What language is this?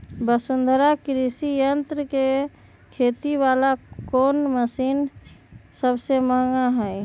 Magahi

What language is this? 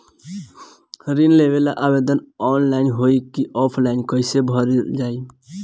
Bhojpuri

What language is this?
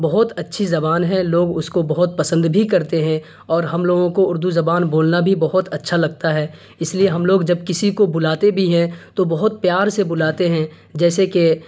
Urdu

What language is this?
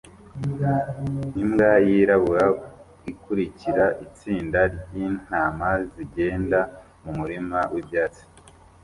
Kinyarwanda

